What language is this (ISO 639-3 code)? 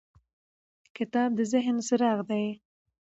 pus